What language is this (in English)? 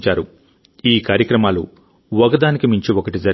Telugu